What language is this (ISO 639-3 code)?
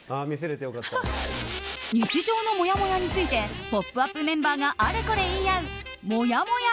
jpn